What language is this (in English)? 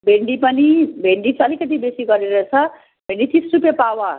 Nepali